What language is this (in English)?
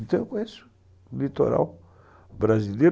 Portuguese